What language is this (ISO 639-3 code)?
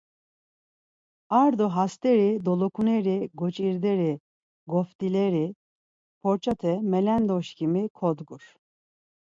lzz